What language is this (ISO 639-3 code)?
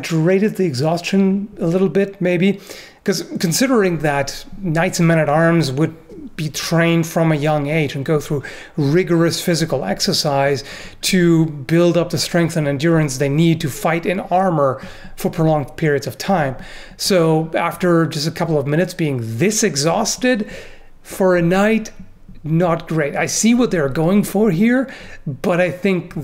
eng